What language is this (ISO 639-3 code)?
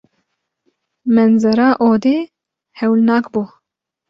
kur